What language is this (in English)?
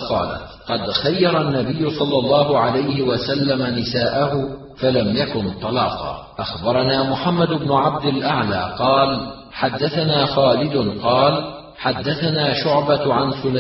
Arabic